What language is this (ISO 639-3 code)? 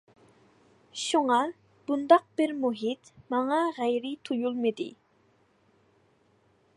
uig